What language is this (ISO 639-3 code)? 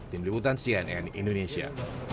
ind